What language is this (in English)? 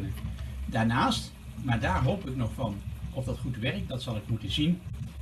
Dutch